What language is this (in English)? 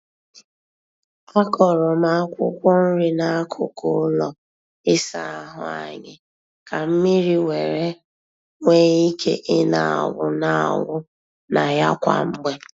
Igbo